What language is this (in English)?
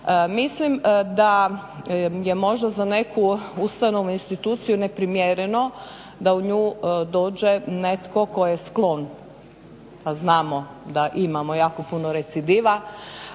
Croatian